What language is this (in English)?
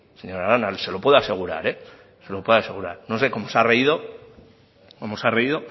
Spanish